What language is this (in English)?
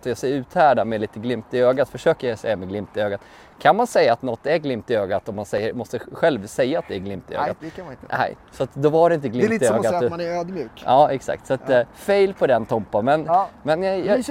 Swedish